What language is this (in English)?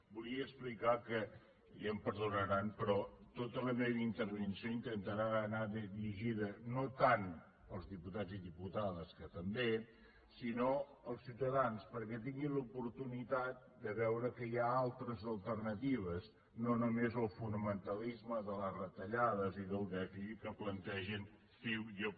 Catalan